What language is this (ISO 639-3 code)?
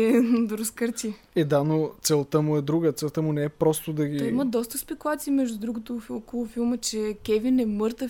bul